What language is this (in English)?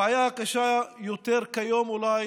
Hebrew